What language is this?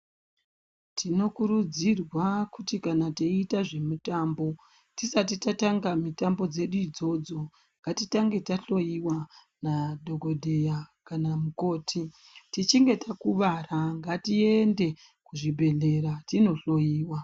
Ndau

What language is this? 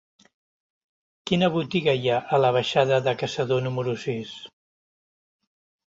Catalan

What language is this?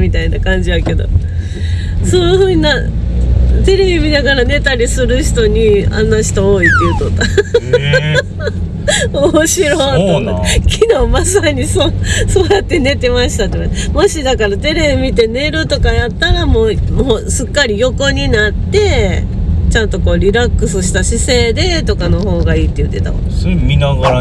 Japanese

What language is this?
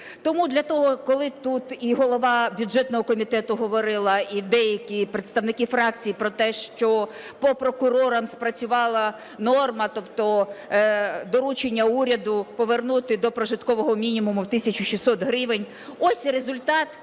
Ukrainian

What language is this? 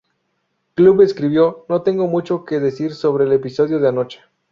Spanish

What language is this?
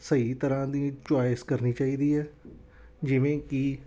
Punjabi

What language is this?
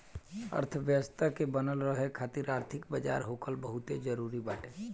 Bhojpuri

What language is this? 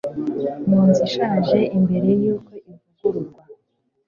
Kinyarwanda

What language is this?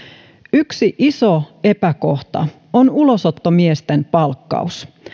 Finnish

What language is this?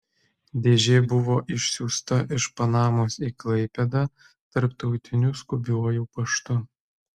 Lithuanian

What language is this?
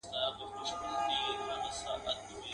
Pashto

